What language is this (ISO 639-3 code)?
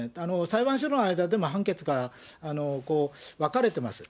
jpn